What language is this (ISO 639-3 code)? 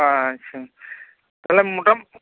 sat